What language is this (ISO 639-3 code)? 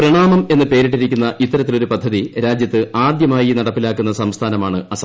mal